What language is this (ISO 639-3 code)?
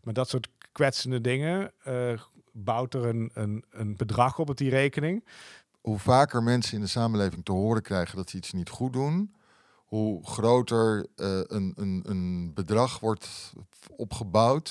nld